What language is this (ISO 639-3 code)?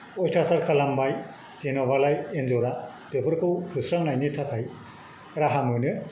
brx